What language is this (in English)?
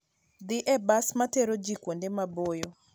Luo (Kenya and Tanzania)